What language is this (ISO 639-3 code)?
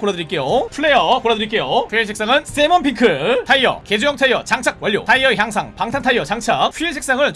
kor